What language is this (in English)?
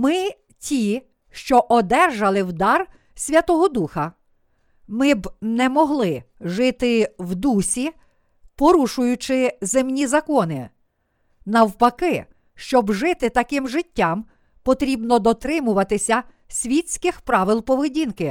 Ukrainian